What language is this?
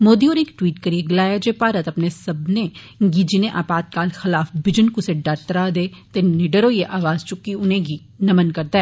Dogri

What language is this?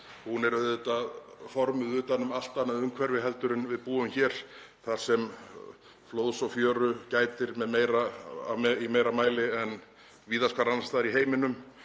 Icelandic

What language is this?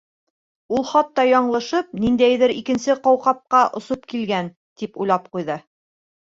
Bashkir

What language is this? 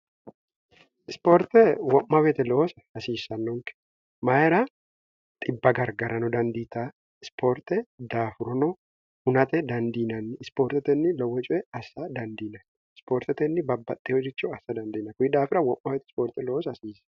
Sidamo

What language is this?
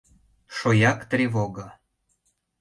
Mari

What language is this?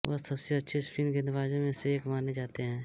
Hindi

